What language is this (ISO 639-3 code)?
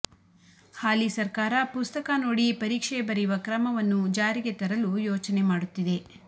kan